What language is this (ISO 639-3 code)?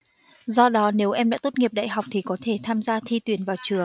vie